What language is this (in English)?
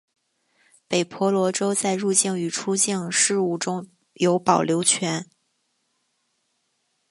Chinese